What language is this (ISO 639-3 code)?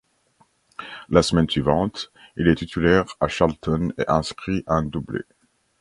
fra